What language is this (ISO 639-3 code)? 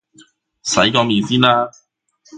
yue